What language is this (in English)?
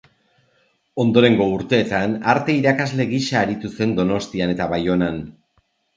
Basque